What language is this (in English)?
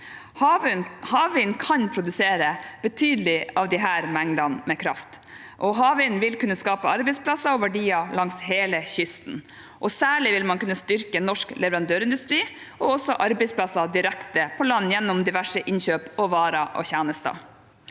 Norwegian